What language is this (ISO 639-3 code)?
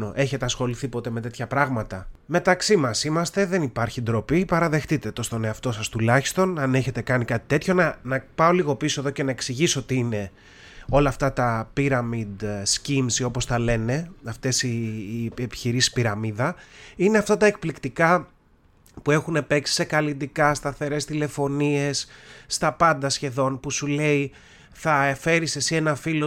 ell